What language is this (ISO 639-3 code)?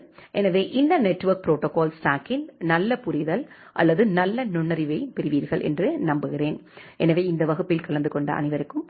tam